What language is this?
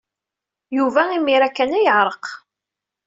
Kabyle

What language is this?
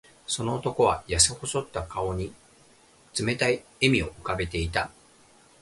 Japanese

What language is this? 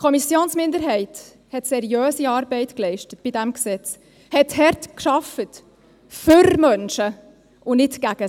Swiss German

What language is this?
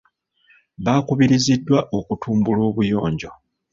Ganda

